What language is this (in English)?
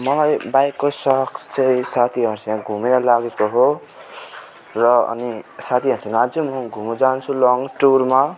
Nepali